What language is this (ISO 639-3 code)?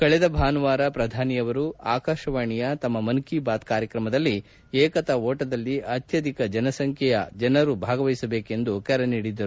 kan